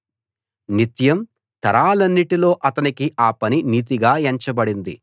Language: Telugu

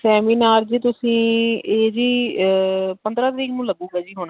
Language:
Punjabi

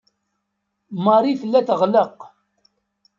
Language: Kabyle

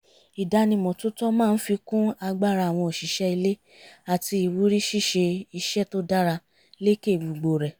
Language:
Yoruba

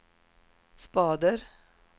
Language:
Swedish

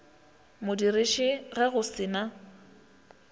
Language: Northern Sotho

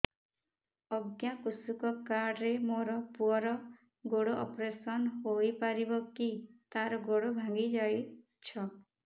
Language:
Odia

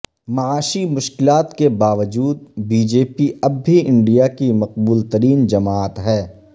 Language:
Urdu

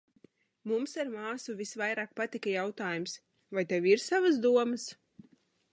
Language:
Latvian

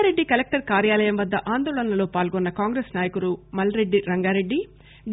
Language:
Telugu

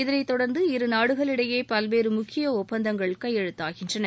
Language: Tamil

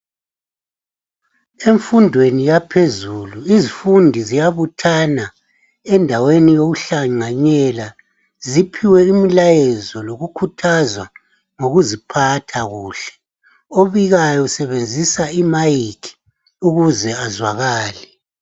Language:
North Ndebele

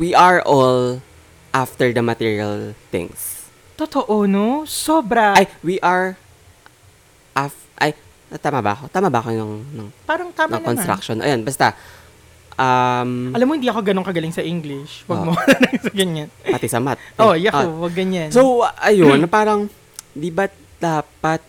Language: Filipino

